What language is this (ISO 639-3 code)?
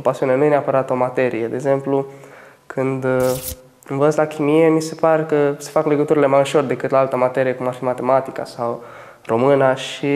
ron